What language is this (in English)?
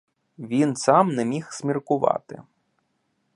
Ukrainian